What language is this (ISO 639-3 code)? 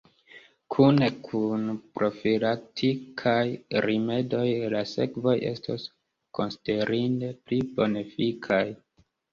epo